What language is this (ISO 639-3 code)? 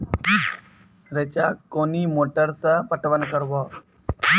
mai